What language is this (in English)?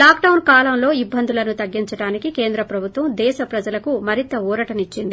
Telugu